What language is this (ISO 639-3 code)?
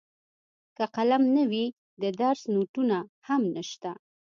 pus